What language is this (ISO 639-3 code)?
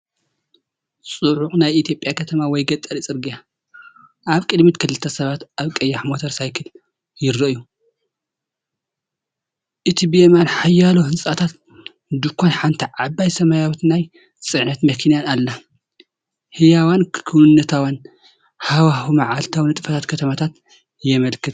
tir